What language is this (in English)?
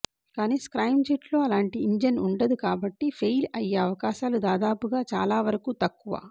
Telugu